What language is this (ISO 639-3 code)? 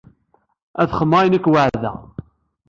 kab